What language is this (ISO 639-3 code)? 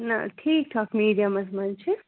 kas